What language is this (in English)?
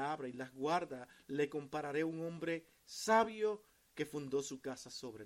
Spanish